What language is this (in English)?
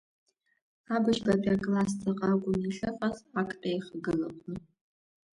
Abkhazian